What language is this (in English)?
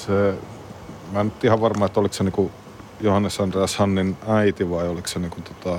Finnish